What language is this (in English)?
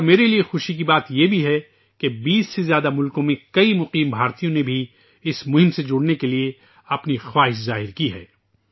Urdu